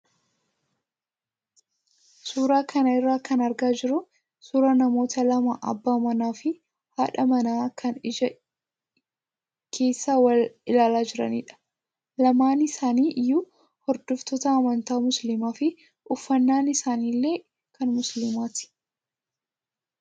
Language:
Oromo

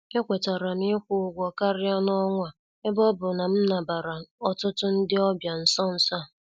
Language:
Igbo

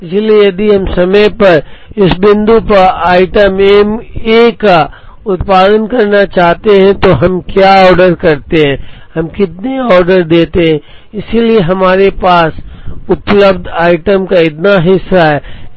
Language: Hindi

